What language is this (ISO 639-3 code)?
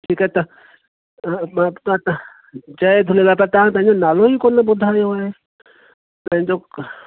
snd